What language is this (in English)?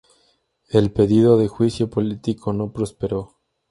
Spanish